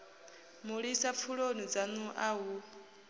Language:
Venda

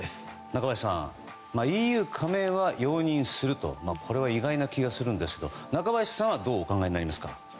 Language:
Japanese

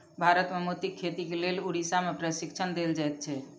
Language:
Maithili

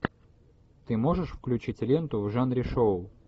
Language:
Russian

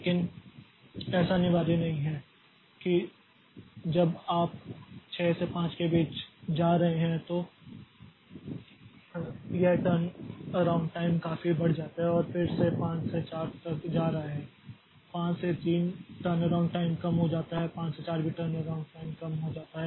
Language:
Hindi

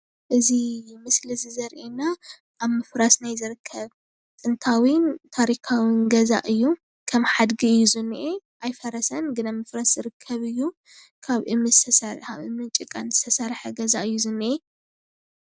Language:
Tigrinya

